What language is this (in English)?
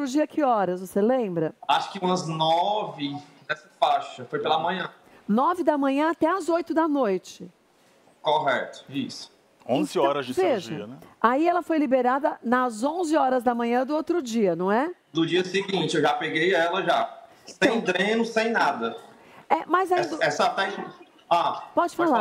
Portuguese